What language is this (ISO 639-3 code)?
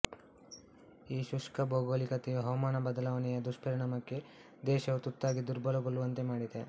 kan